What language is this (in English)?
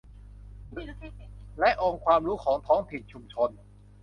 Thai